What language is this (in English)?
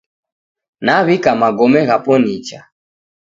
Taita